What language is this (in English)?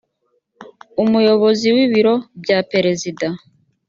Kinyarwanda